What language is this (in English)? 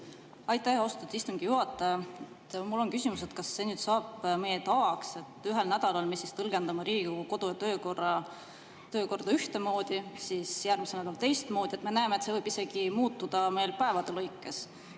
Estonian